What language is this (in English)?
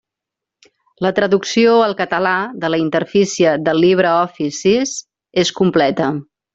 Catalan